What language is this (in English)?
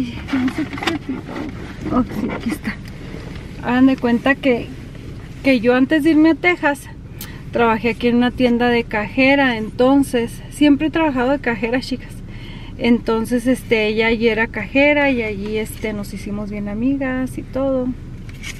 Spanish